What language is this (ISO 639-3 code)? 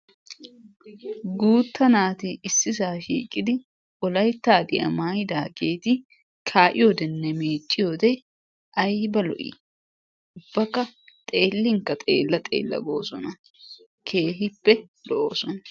wal